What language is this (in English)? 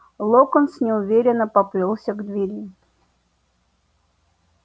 Russian